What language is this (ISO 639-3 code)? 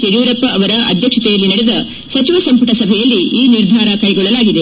kan